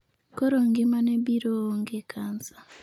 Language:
Luo (Kenya and Tanzania)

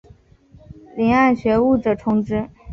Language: Chinese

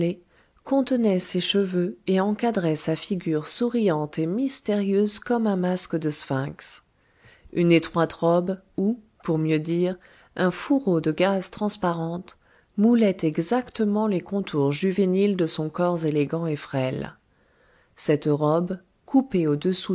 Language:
French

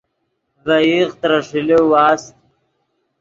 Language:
Yidgha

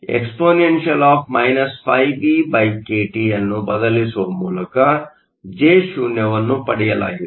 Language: Kannada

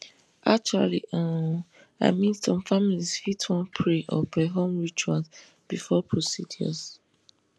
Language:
Nigerian Pidgin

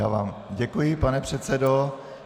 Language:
Czech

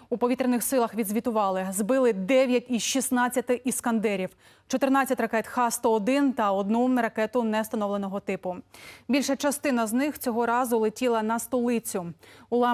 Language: Ukrainian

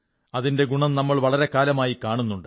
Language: Malayalam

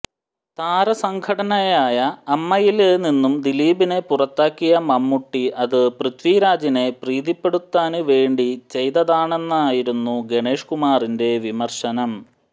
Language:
Malayalam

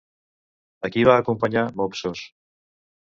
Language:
Catalan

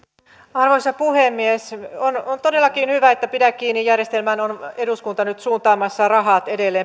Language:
Finnish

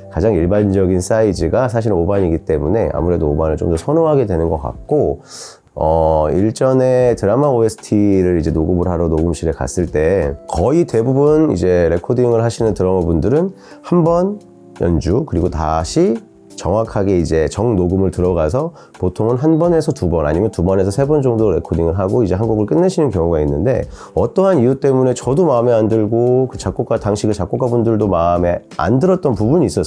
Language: Korean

